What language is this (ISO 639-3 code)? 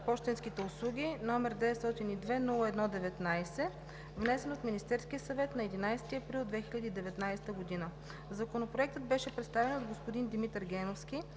bul